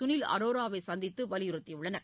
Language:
Tamil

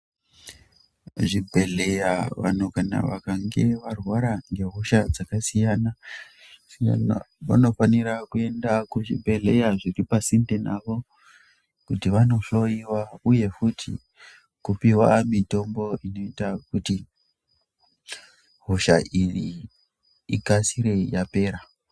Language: Ndau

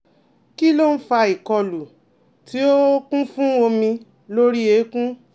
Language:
Yoruba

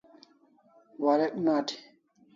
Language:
Kalasha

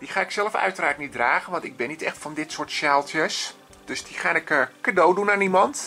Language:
Dutch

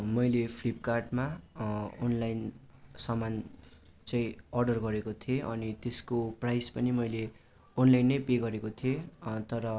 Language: Nepali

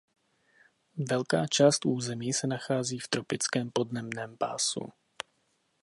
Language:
Czech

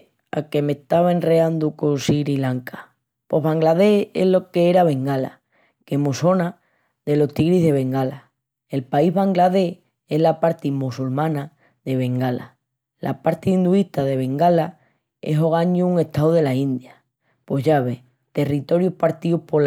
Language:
Extremaduran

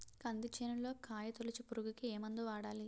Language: Telugu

